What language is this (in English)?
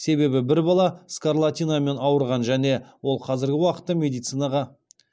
Kazakh